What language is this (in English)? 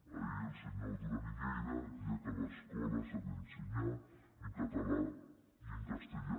Catalan